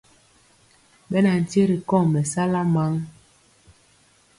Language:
Mpiemo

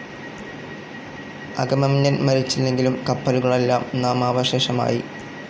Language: Malayalam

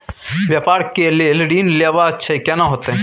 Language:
Maithili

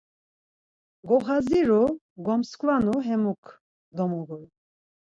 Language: Laz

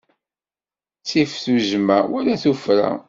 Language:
Kabyle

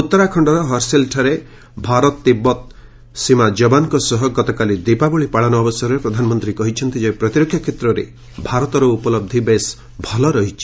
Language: Odia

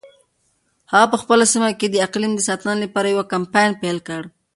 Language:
Pashto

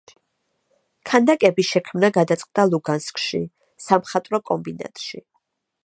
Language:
Georgian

